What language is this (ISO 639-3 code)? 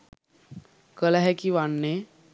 sin